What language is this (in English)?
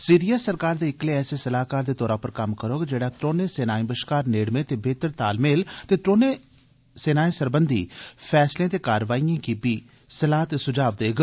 Dogri